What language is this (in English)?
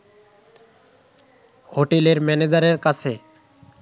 Bangla